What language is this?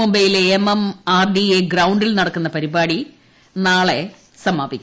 Malayalam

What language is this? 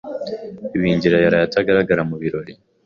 Kinyarwanda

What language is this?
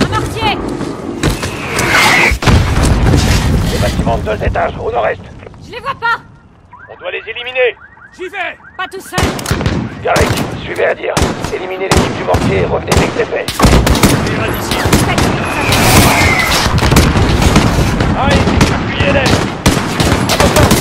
French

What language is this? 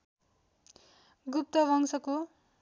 Nepali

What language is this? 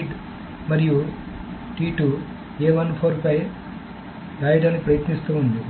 Telugu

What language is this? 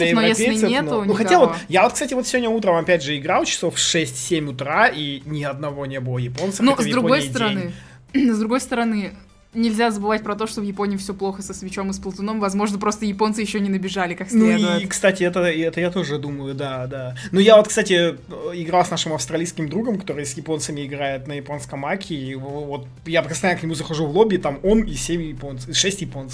Russian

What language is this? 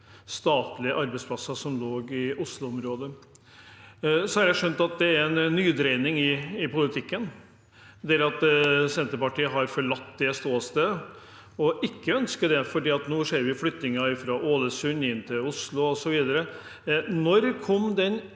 Norwegian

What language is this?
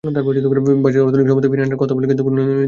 Bangla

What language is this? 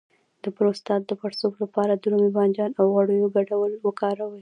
Pashto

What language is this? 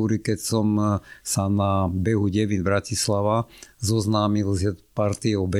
Slovak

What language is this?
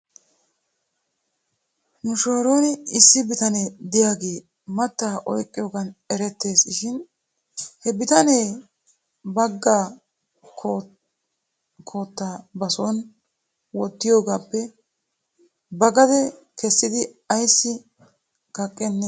Wolaytta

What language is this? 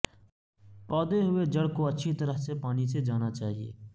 Urdu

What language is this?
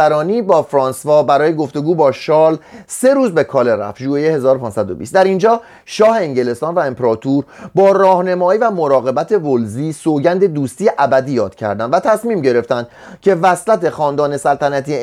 Persian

